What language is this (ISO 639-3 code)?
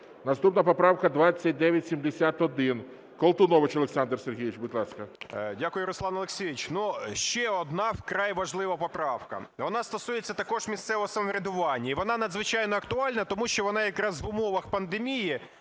ukr